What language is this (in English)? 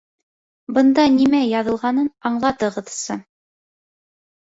Bashkir